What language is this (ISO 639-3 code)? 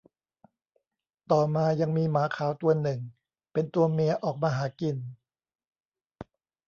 tha